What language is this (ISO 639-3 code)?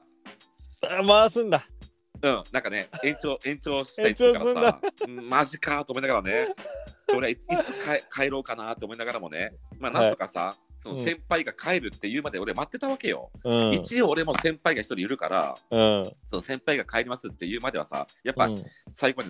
jpn